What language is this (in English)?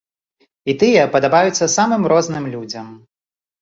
Belarusian